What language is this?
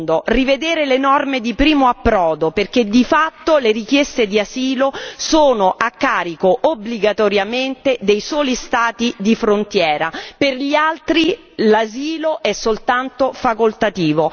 Italian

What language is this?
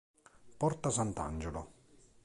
Italian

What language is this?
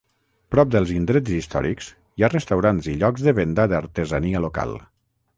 Catalan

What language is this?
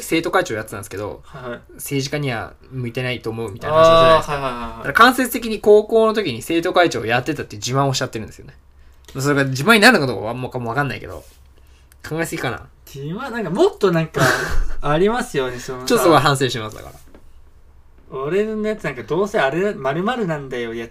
Japanese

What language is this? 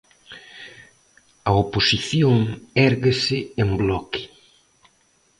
Galician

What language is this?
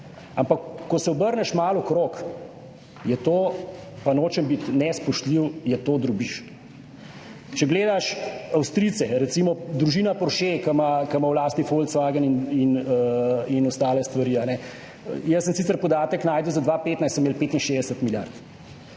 Slovenian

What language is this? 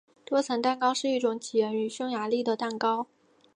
Chinese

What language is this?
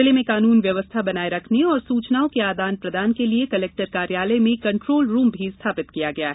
Hindi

